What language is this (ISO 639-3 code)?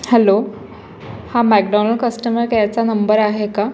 mar